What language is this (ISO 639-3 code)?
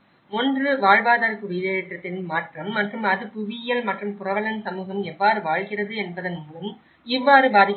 tam